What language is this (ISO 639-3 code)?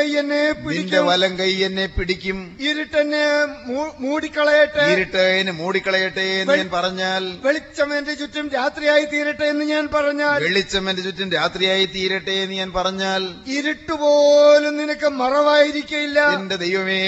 mal